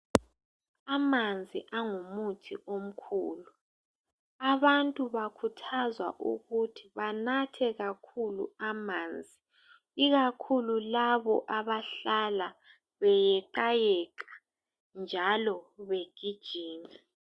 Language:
North Ndebele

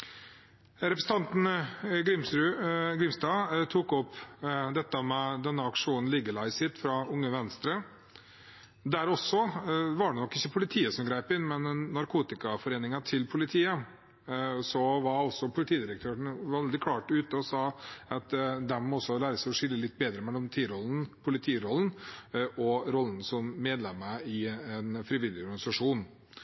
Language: Norwegian Bokmål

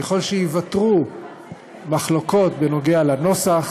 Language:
Hebrew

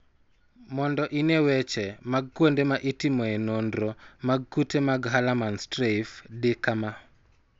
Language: Luo (Kenya and Tanzania)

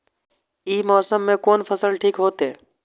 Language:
Maithili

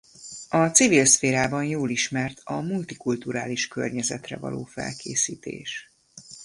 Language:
Hungarian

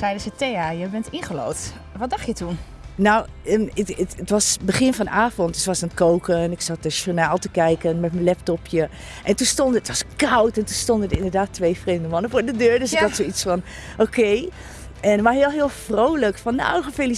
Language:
Dutch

